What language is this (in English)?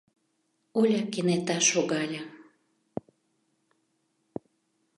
Mari